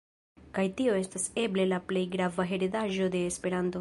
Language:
Esperanto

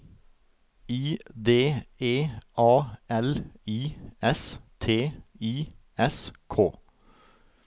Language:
Norwegian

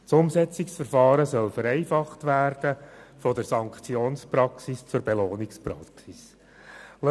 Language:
Swiss German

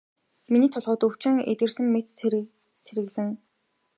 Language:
Mongolian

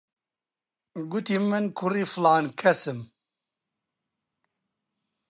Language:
Central Kurdish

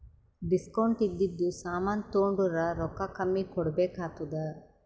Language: Kannada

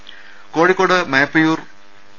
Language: Malayalam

